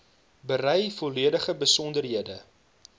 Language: Afrikaans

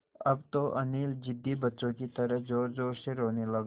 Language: Hindi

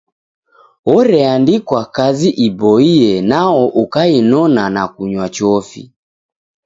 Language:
Taita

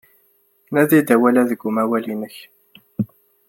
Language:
Kabyle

